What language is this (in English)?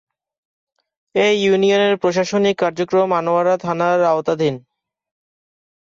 Bangla